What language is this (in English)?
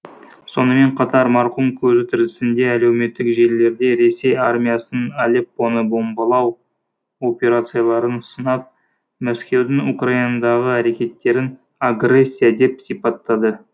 Kazakh